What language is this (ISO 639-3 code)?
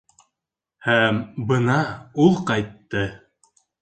bak